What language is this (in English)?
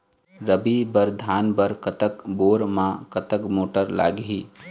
Chhattisgarhi